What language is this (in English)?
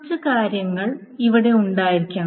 Malayalam